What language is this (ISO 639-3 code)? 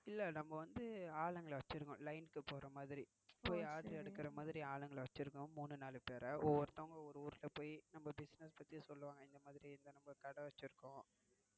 tam